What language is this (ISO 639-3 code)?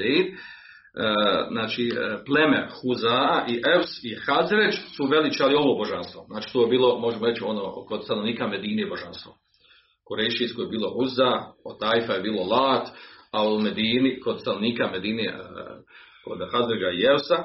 hrv